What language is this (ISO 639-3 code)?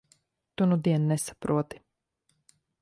lav